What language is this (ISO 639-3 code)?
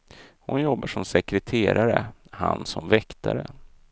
swe